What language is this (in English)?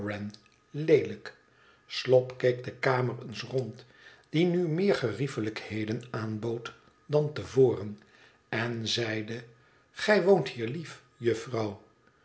Dutch